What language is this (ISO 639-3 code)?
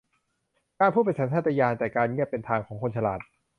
tha